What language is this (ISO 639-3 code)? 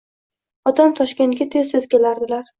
uzb